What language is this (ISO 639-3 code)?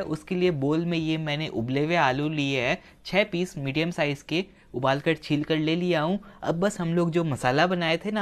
hin